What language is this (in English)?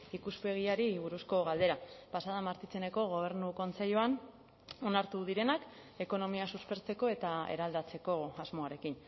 Basque